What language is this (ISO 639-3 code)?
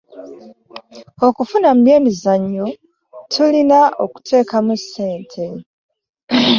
lug